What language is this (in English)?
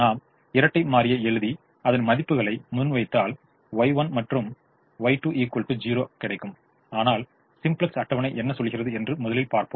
Tamil